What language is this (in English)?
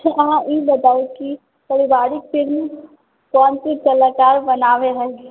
Maithili